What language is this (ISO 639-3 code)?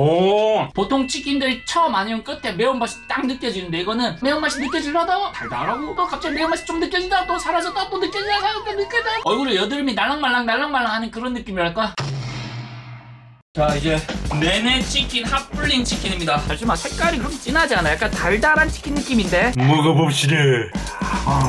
kor